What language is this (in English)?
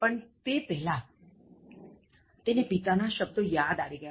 Gujarati